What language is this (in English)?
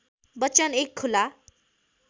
Nepali